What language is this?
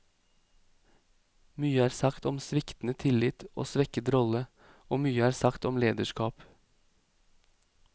Norwegian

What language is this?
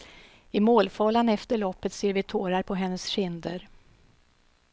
Swedish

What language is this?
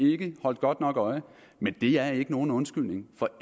Danish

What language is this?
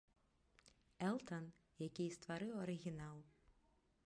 Belarusian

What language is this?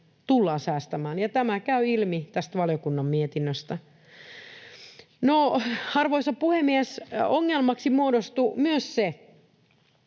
Finnish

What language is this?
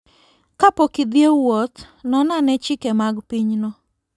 Luo (Kenya and Tanzania)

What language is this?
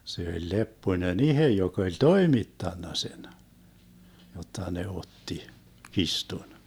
Finnish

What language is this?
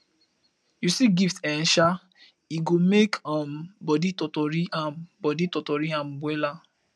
Nigerian Pidgin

